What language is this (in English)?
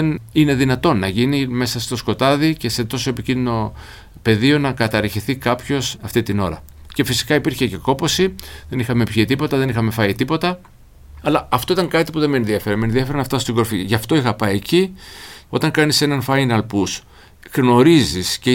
Greek